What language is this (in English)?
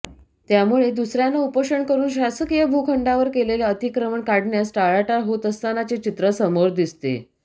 Marathi